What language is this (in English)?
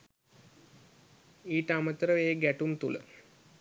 Sinhala